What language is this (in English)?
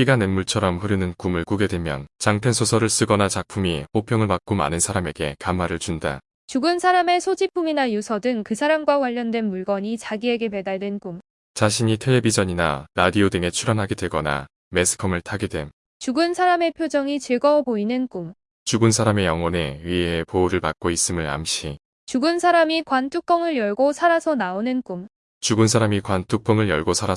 Korean